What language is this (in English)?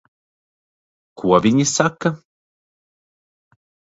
Latvian